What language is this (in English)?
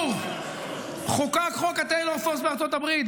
Hebrew